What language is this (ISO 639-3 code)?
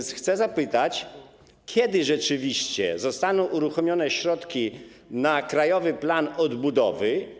pol